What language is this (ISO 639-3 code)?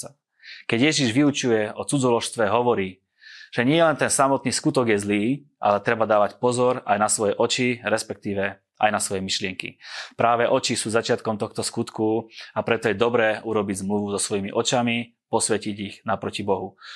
slk